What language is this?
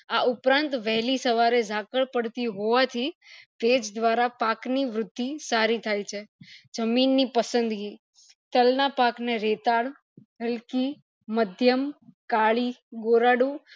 Gujarati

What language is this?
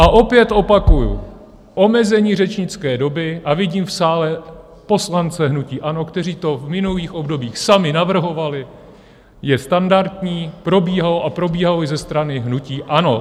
Czech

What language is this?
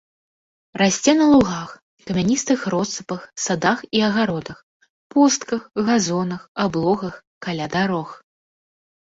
Belarusian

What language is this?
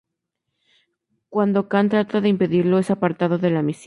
Spanish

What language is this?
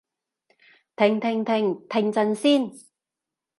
Cantonese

